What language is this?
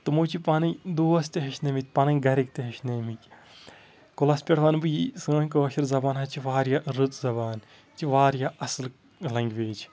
Kashmiri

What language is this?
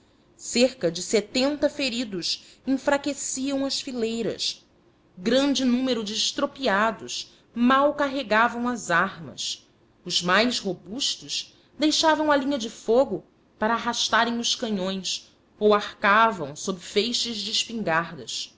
Portuguese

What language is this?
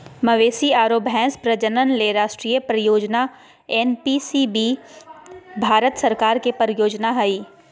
Magahi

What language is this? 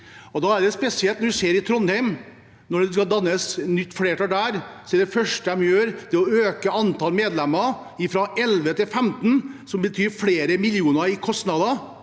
Norwegian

